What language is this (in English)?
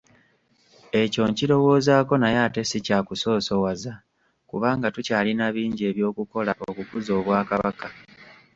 Ganda